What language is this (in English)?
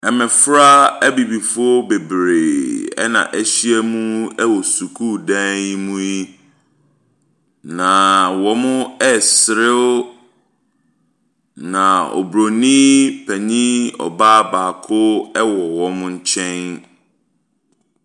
Akan